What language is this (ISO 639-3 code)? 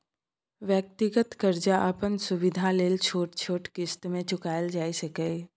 mai